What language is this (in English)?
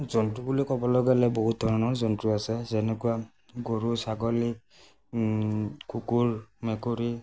Assamese